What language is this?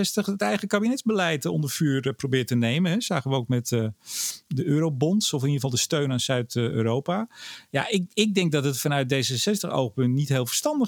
Dutch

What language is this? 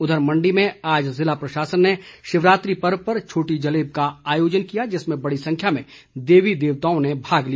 Hindi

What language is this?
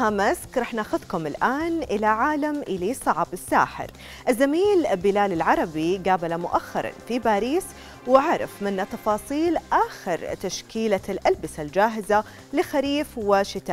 Arabic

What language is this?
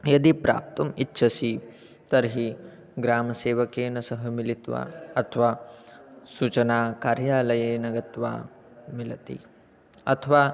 Sanskrit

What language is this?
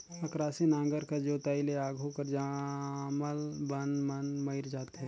Chhattisgarhi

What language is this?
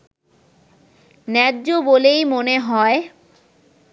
Bangla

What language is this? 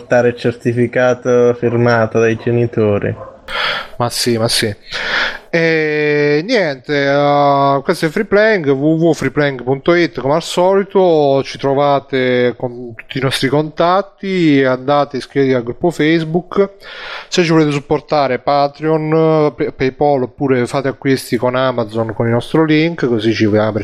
Italian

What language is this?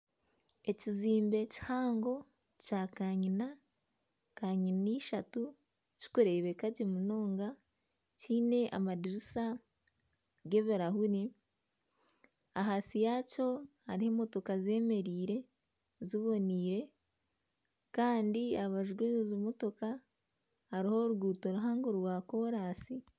Nyankole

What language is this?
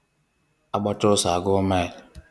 Igbo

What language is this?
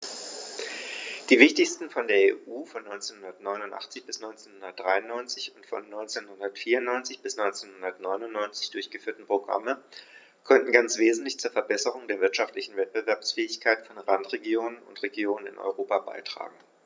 German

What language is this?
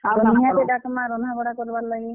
Odia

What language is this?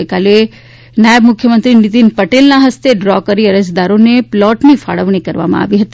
Gujarati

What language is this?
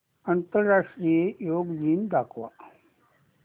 Marathi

